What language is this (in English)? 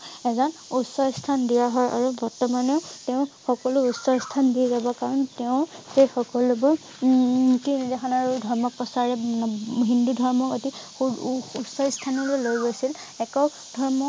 Assamese